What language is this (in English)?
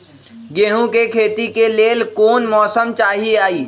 Magahi